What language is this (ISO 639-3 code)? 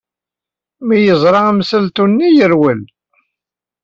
kab